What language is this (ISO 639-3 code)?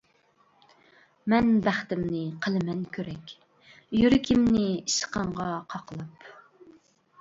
uig